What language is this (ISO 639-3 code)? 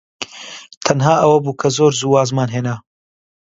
ckb